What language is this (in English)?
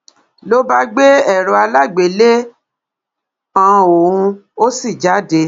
Yoruba